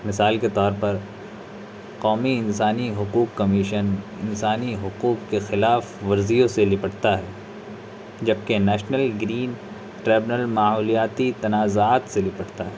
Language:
Urdu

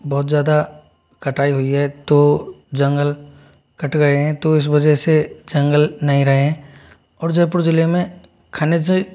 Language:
Hindi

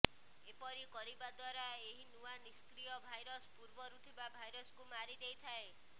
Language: Odia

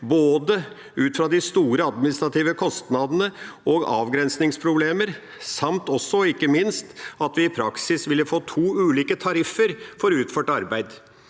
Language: Norwegian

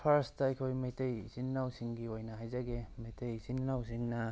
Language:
Manipuri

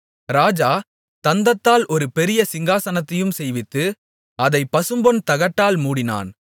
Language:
Tamil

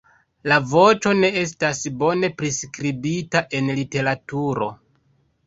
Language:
Esperanto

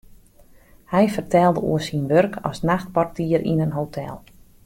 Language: Western Frisian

